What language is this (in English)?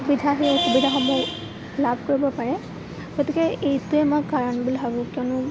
Assamese